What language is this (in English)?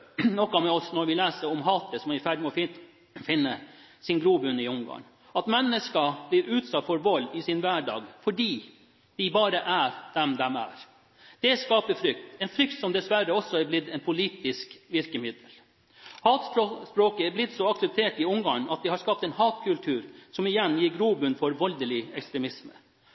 Norwegian Bokmål